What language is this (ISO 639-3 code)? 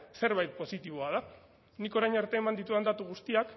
eus